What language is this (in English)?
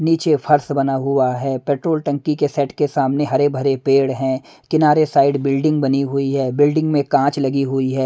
Hindi